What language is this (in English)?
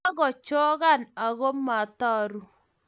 Kalenjin